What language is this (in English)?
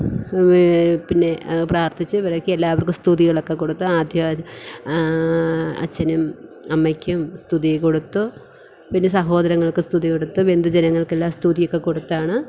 Malayalam